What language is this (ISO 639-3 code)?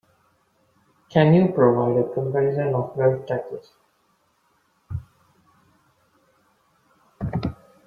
eng